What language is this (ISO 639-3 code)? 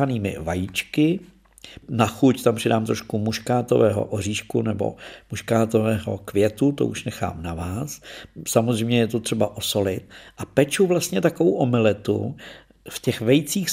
ces